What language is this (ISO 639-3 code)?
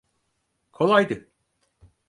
tur